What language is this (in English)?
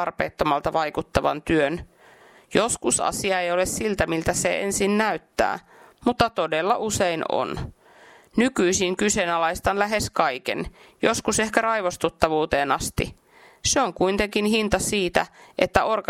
Finnish